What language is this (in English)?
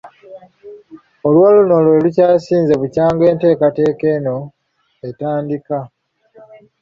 Ganda